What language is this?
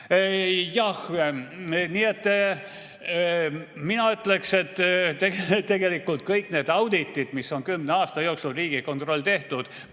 Estonian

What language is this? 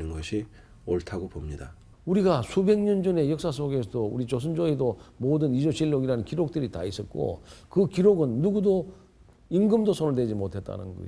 Korean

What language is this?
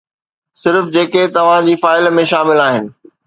Sindhi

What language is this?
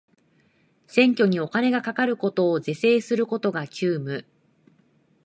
Japanese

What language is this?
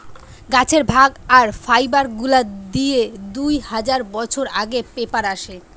Bangla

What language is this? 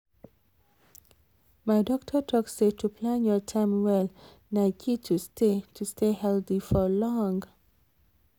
Nigerian Pidgin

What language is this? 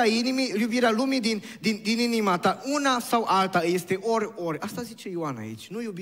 Romanian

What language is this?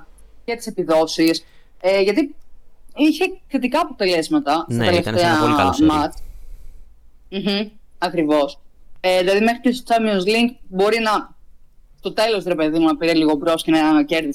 Greek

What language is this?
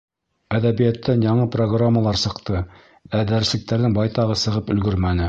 Bashkir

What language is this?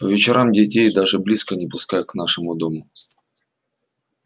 Russian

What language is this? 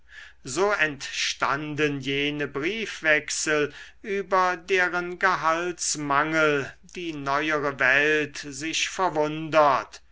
German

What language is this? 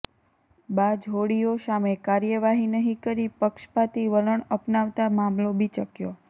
Gujarati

